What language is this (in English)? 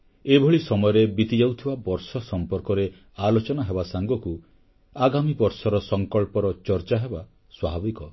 Odia